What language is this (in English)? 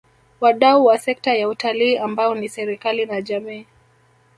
Swahili